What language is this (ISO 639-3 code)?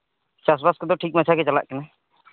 sat